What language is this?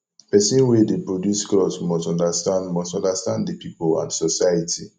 Nigerian Pidgin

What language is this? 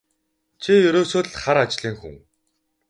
Mongolian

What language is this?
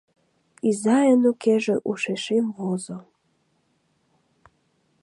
Mari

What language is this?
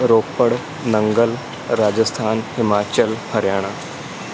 Punjabi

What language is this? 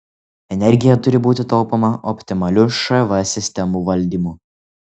Lithuanian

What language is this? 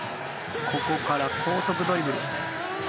Japanese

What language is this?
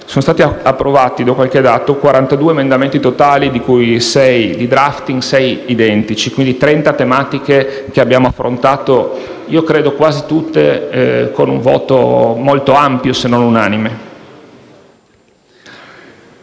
Italian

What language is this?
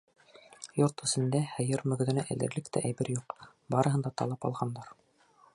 Bashkir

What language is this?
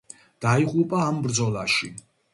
Georgian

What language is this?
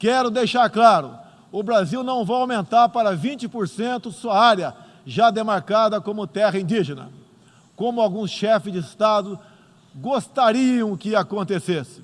Portuguese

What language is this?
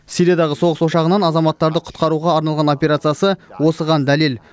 Kazakh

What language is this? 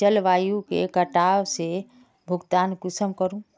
Magahi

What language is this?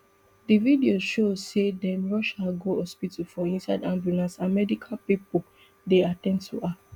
Nigerian Pidgin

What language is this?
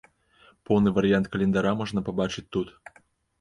Belarusian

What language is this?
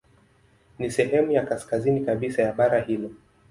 Swahili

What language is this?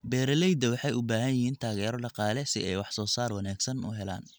Somali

